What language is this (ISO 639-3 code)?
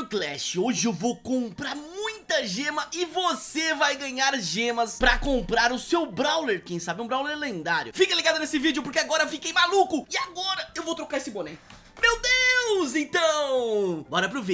por